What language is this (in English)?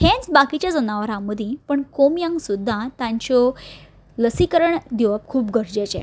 Konkani